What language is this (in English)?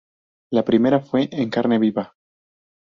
Spanish